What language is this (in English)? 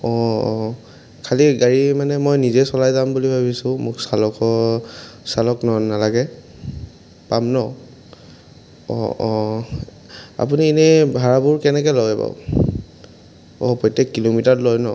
Assamese